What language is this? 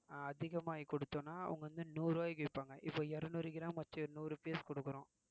Tamil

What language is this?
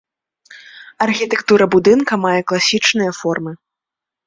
Belarusian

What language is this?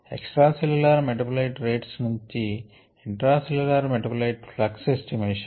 Telugu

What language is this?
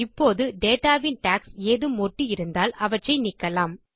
Tamil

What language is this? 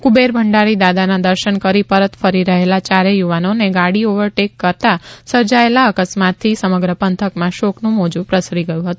Gujarati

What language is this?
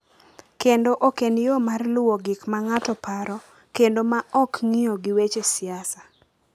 Luo (Kenya and Tanzania)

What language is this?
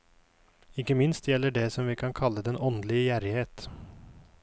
Norwegian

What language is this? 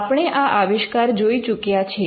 Gujarati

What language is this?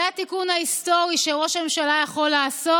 Hebrew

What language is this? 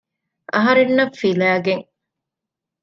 Divehi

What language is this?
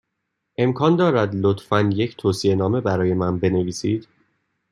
Persian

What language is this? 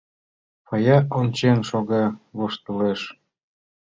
Mari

